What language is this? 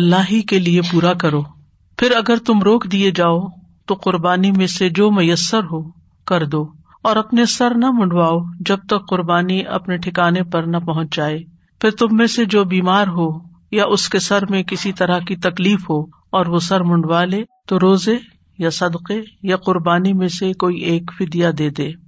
Urdu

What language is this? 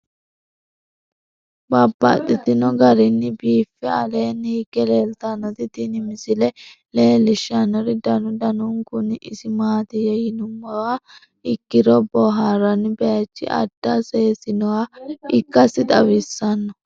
Sidamo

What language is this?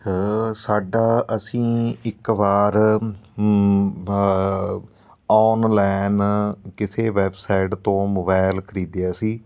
Punjabi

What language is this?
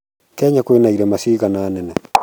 Kikuyu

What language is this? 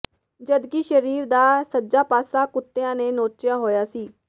Punjabi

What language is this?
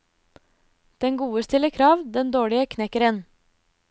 Norwegian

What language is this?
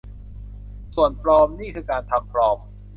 Thai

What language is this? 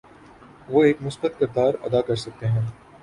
Urdu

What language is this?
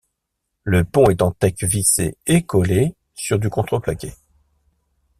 French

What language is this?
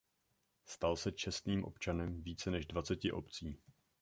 Czech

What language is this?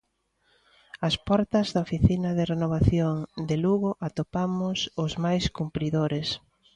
Galician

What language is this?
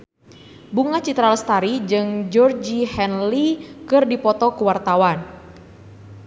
Sundanese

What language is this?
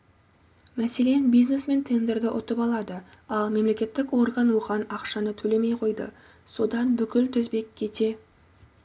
Kazakh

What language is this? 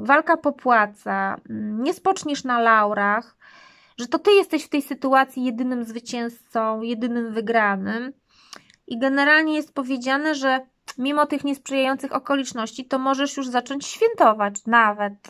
Polish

